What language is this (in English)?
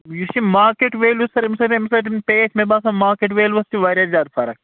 Kashmiri